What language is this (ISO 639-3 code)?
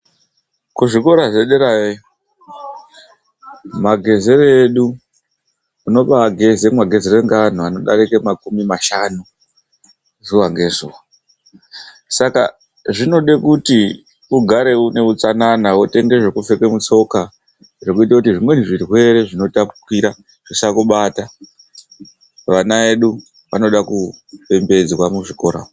ndc